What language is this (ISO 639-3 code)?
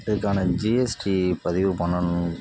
tam